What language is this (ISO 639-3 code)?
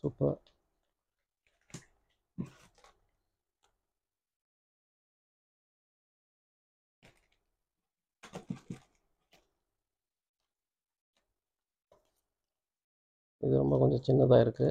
tha